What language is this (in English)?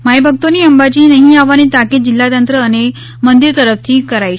Gujarati